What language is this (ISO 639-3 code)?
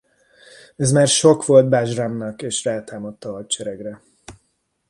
hun